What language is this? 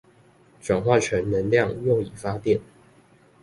Chinese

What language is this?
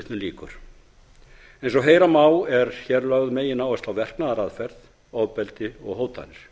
Icelandic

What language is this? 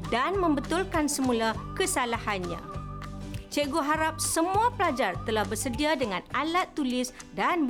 Malay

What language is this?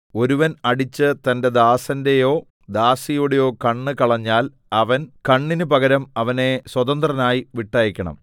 Malayalam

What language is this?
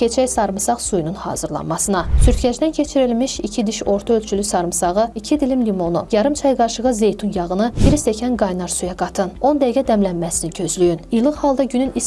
Azerbaijani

